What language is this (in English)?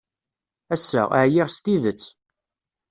Kabyle